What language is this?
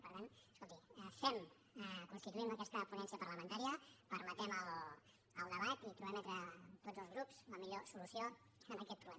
Catalan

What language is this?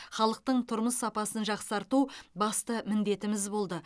Kazakh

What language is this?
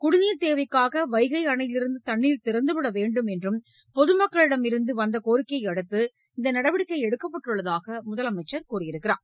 Tamil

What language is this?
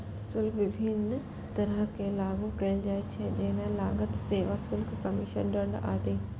Maithili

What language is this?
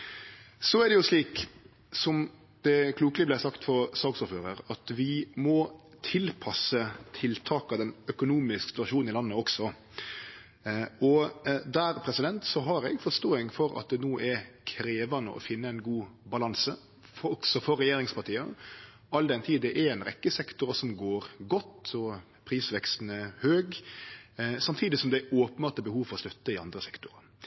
Norwegian Nynorsk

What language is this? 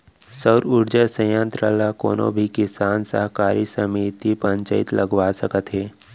Chhattisgarhi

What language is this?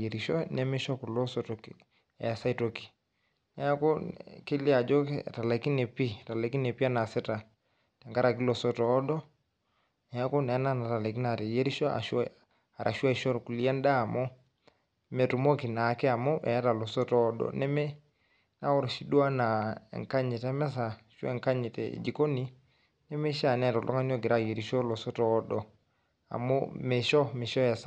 Masai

